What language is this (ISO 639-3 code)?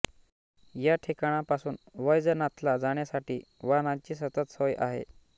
mar